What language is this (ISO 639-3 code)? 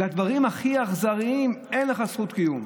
heb